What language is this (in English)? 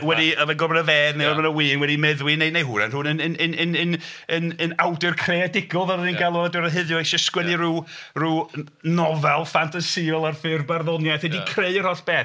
Welsh